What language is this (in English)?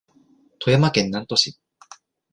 Japanese